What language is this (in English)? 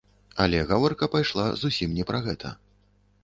Belarusian